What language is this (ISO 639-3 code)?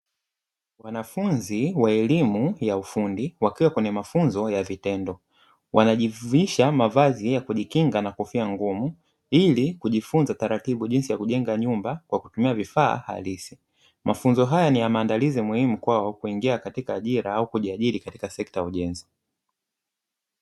swa